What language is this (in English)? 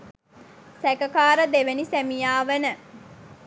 Sinhala